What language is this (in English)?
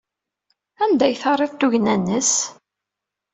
Kabyle